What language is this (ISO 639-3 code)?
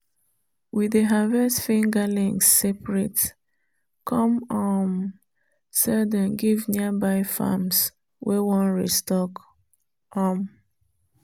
pcm